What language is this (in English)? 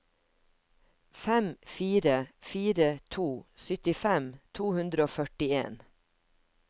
Norwegian